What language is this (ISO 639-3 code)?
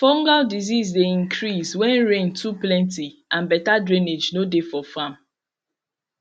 pcm